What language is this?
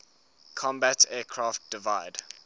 English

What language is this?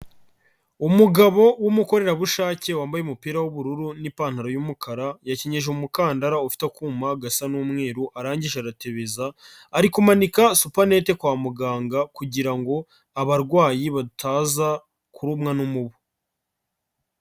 Kinyarwanda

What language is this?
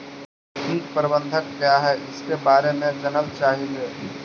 Magahi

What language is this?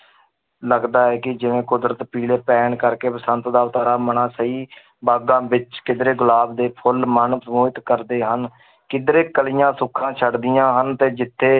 Punjabi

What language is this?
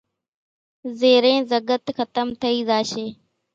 Kachi Koli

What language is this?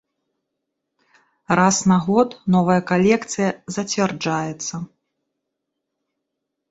Belarusian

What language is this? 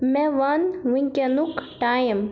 Kashmiri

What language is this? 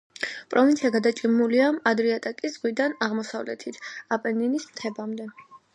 Georgian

